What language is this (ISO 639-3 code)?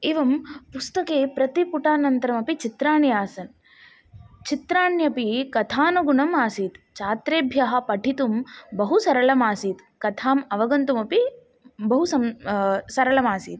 san